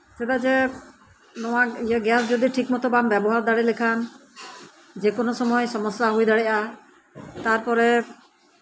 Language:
Santali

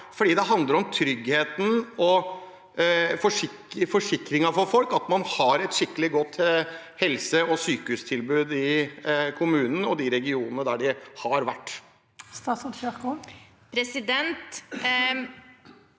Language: Norwegian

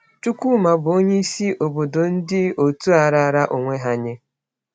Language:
Igbo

